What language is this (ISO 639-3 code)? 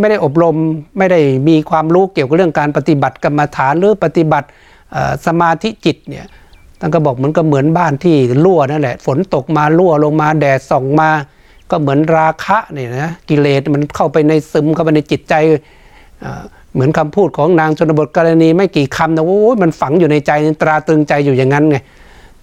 tha